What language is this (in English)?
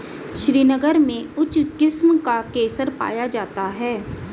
Hindi